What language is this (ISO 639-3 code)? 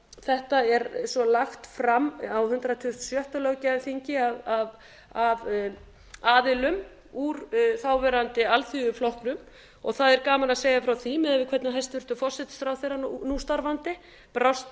isl